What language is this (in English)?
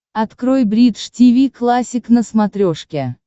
Russian